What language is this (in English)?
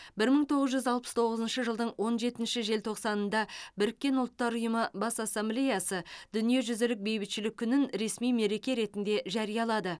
Kazakh